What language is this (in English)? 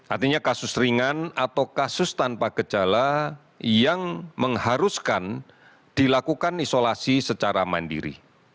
Indonesian